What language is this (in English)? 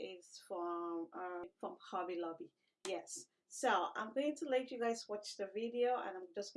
English